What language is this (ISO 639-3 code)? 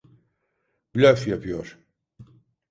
tur